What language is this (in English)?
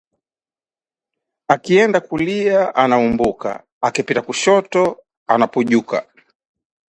Swahili